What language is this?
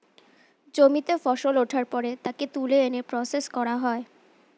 Bangla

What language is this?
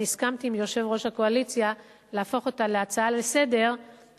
Hebrew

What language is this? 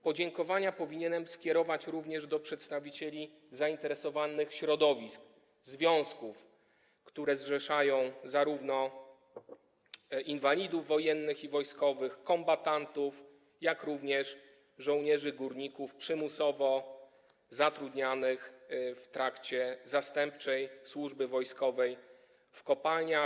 Polish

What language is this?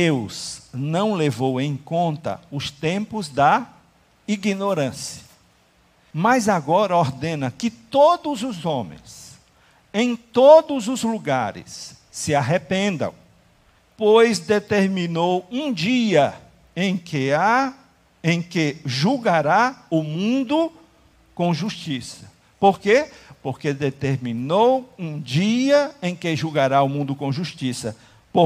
Portuguese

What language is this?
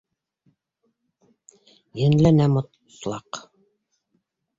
Bashkir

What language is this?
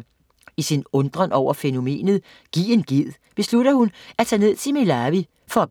Danish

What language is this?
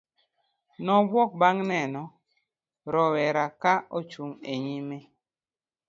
Luo (Kenya and Tanzania)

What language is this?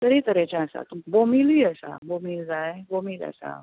Konkani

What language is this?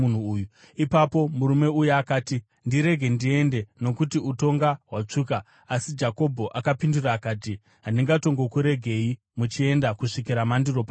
Shona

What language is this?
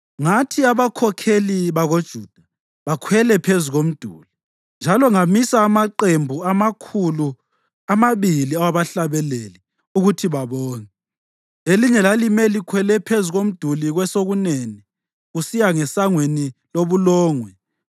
North Ndebele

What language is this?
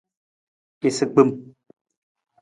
Nawdm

